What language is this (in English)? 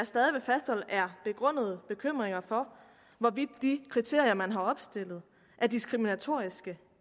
Danish